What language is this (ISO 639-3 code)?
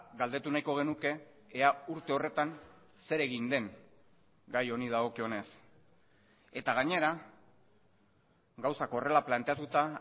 eus